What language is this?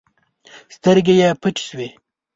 Pashto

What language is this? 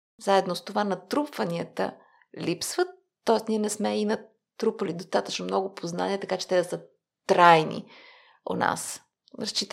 Bulgarian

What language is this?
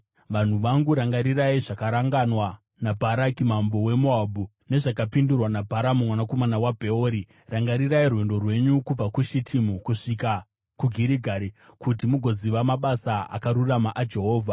Shona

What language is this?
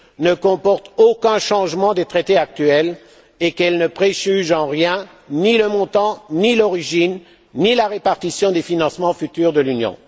French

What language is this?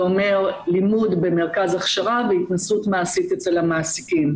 Hebrew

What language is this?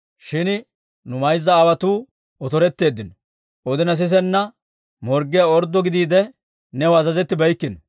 Dawro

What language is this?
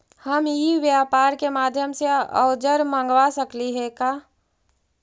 Magahi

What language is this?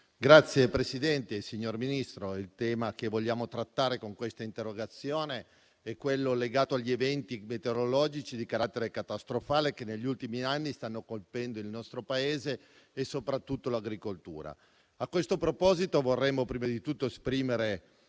Italian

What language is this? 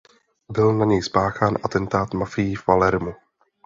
Czech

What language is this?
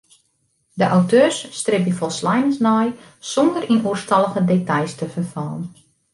Western Frisian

